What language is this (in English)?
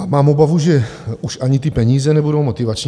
Czech